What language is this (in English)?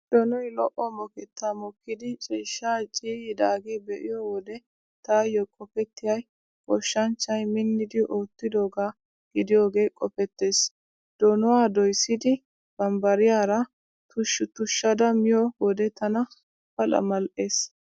Wolaytta